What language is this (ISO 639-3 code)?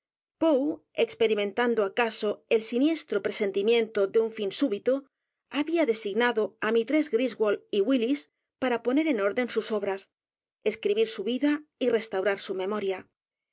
spa